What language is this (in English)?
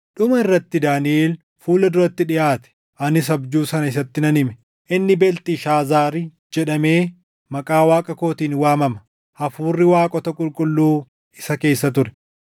Oromo